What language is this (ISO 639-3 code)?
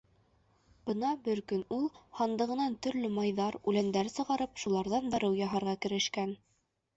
bak